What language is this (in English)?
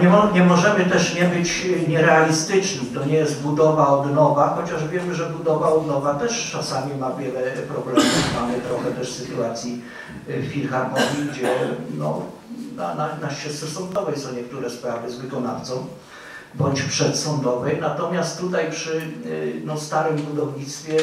Polish